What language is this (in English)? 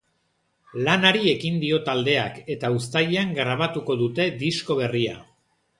Basque